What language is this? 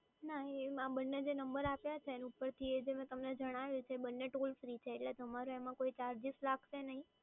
Gujarati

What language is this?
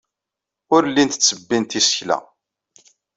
Kabyle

